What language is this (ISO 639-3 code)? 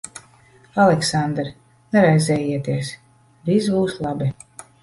lav